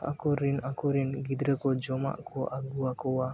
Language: Santali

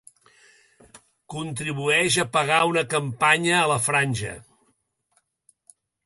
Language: Catalan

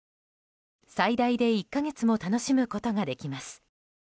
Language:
Japanese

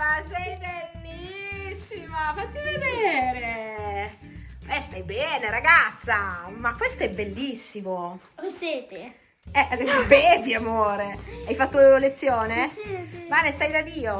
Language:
Italian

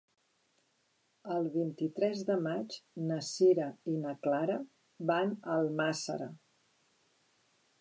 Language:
Catalan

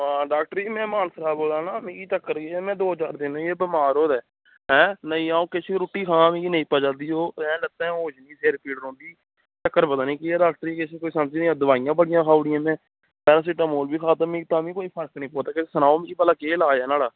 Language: Dogri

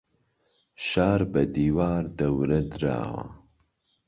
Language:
Central Kurdish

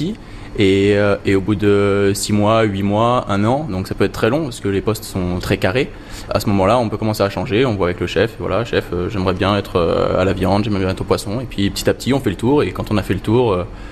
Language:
French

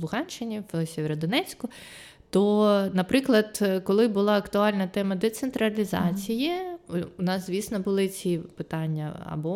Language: Ukrainian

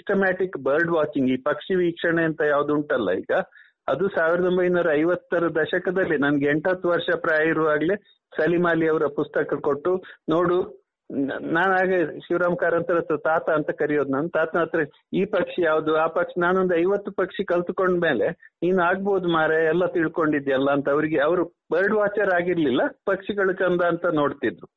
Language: Kannada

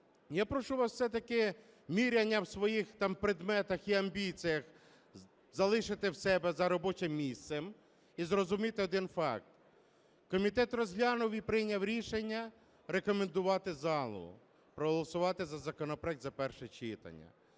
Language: Ukrainian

